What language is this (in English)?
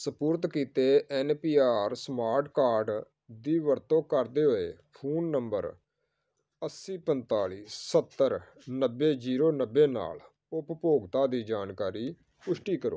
Punjabi